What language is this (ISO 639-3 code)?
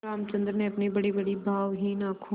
hin